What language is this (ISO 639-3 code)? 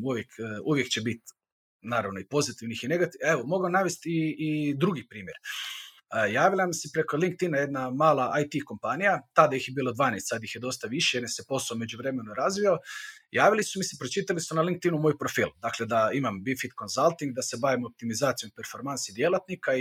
hrv